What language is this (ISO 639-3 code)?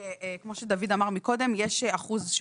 heb